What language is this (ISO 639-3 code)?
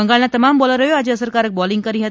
guj